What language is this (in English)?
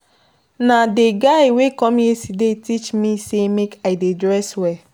Nigerian Pidgin